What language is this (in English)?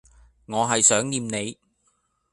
Cantonese